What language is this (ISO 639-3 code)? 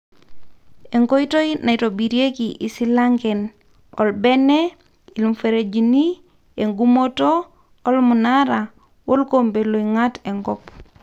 mas